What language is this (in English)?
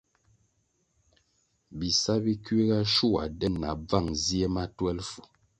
Kwasio